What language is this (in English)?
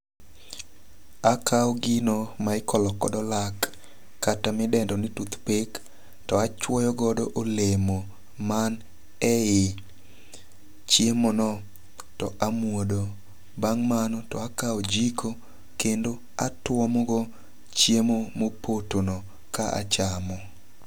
Luo (Kenya and Tanzania)